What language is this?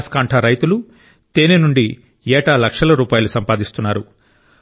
Telugu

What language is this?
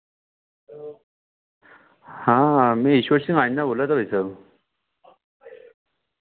Hindi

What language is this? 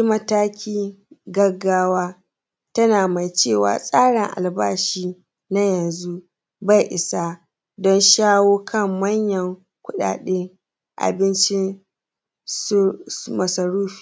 Hausa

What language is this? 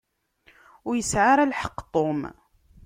Kabyle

